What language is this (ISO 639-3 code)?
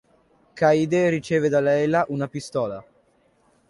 ita